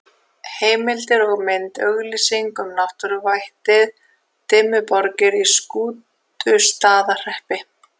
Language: Icelandic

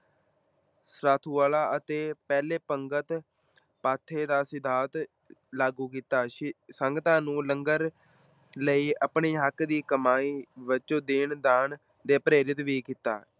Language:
Punjabi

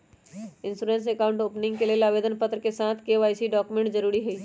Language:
Magahi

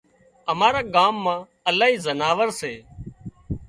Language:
Wadiyara Koli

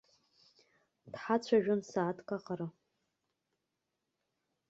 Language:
Abkhazian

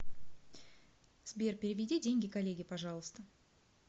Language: Russian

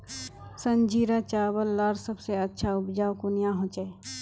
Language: Magahi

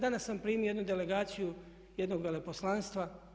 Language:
Croatian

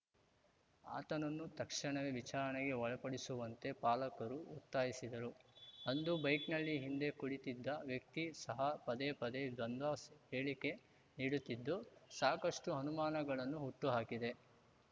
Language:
Kannada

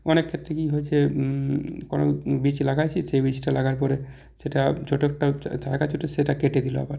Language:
Bangla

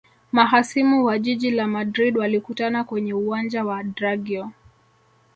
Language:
Swahili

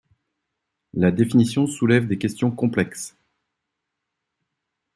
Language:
French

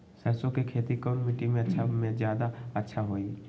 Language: Magahi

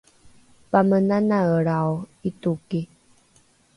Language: Rukai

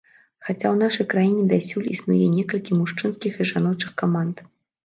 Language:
Belarusian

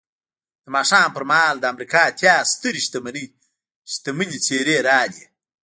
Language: Pashto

